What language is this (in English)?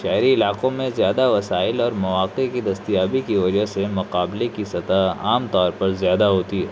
Urdu